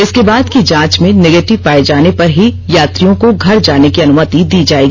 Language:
Hindi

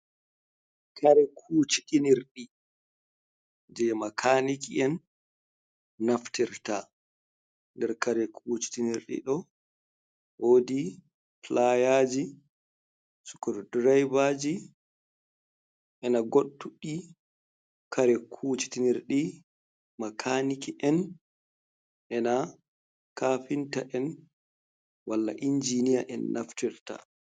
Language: Fula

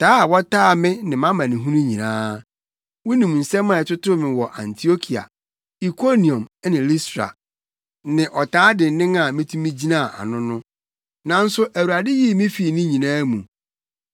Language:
Akan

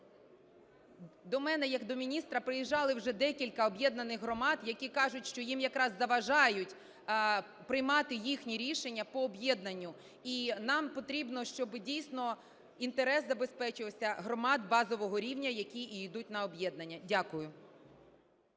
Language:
Ukrainian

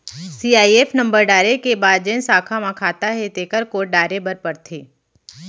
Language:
Chhattisgarhi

